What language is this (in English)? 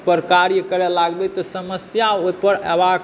Maithili